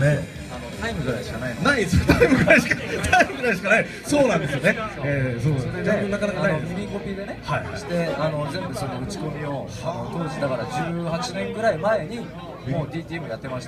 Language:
Japanese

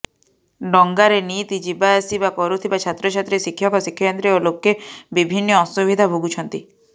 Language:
Odia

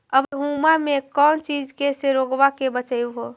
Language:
Magahi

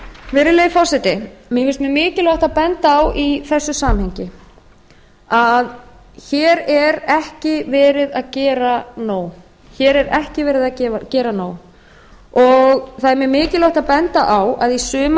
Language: Icelandic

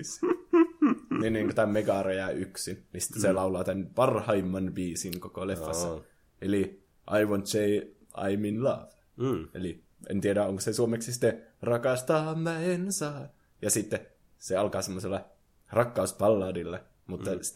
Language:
Finnish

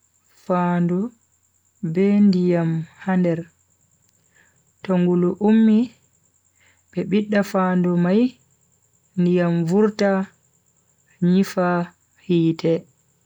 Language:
Bagirmi Fulfulde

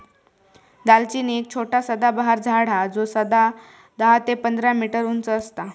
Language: Marathi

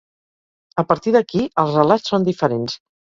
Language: Catalan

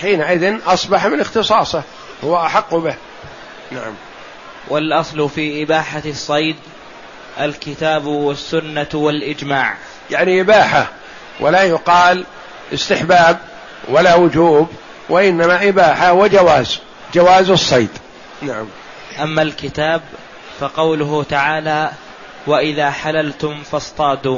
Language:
Arabic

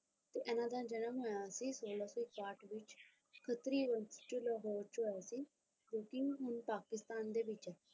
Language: Punjabi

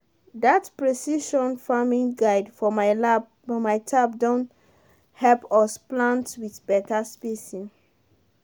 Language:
Nigerian Pidgin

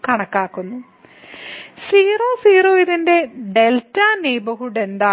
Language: Malayalam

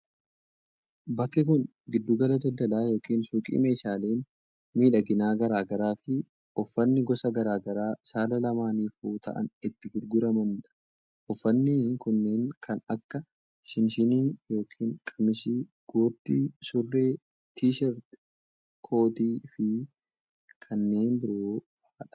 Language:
Oromo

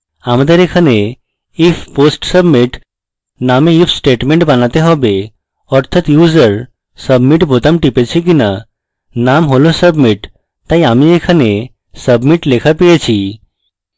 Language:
Bangla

